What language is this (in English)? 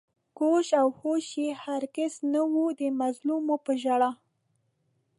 Pashto